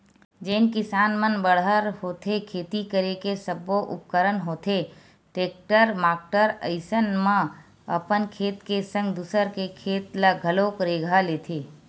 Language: Chhattisgarhi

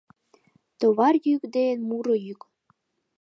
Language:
Mari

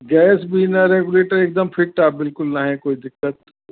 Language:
Sindhi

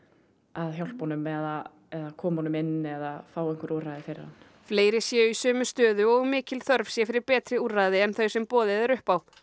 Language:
Icelandic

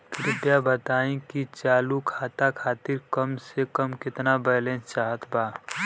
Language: Bhojpuri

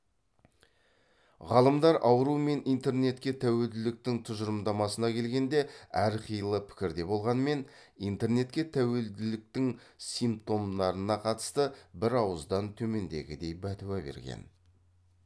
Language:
Kazakh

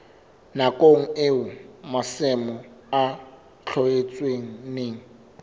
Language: Southern Sotho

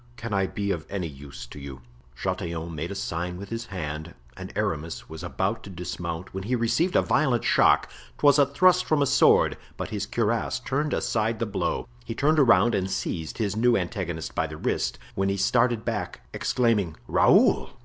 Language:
English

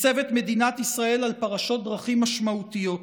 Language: Hebrew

